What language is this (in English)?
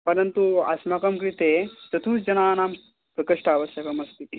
Sanskrit